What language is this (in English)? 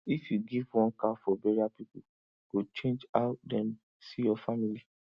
Nigerian Pidgin